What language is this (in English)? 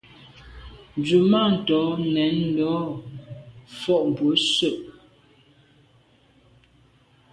Medumba